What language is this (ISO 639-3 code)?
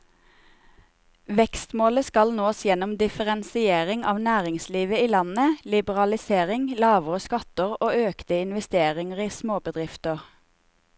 nor